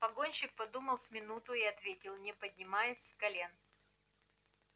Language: Russian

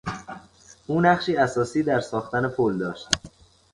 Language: Persian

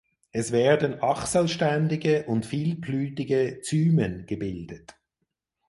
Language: German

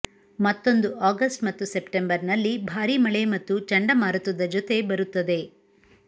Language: Kannada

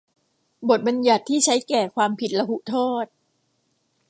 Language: Thai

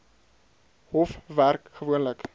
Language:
Afrikaans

